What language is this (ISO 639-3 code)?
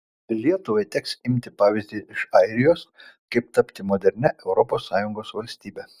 lit